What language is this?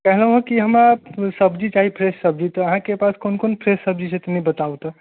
Maithili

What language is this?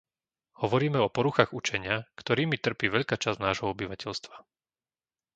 Slovak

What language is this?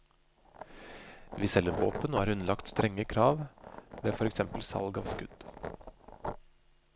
Norwegian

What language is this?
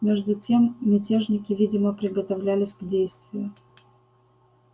Russian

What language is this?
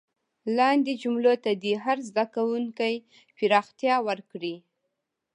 Pashto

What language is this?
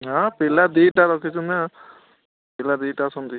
Odia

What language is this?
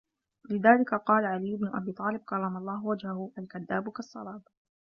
Arabic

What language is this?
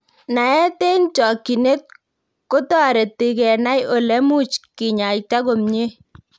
Kalenjin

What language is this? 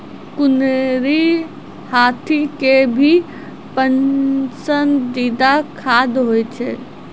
Maithili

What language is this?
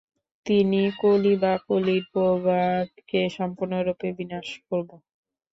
Bangla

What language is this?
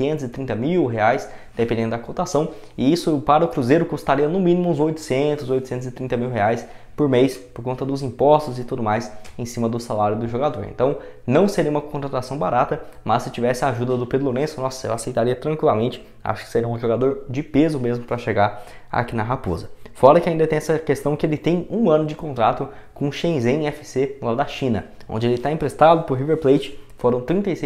Portuguese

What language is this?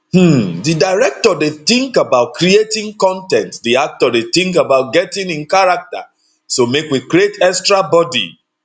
Nigerian Pidgin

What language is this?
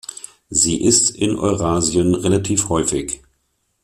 German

